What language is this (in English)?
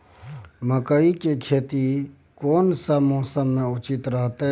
Maithili